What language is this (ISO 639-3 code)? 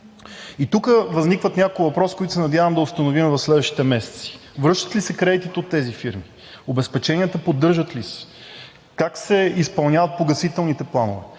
bul